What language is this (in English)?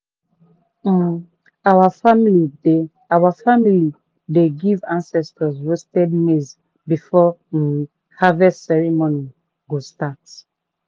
Nigerian Pidgin